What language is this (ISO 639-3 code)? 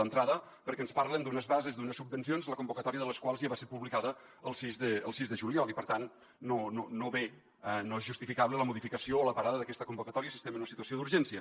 cat